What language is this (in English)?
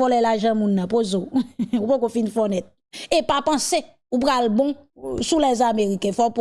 French